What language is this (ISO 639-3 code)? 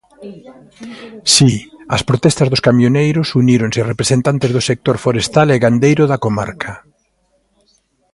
glg